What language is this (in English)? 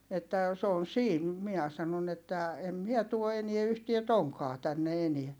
Finnish